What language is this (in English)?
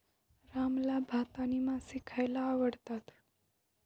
Marathi